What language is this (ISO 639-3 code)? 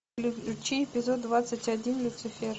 rus